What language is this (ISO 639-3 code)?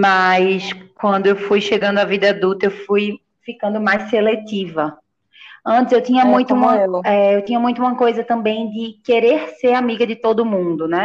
por